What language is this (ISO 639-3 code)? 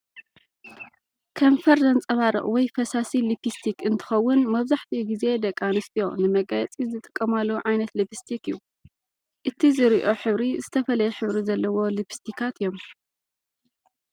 tir